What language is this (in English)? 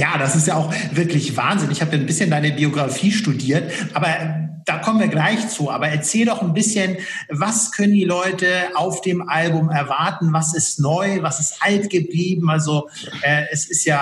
German